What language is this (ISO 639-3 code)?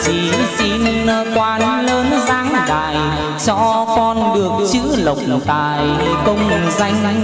vie